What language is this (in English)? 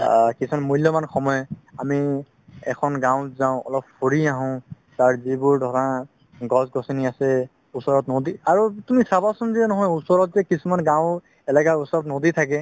Assamese